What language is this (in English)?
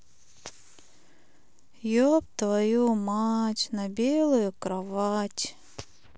Russian